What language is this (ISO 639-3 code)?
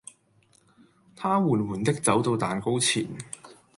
yue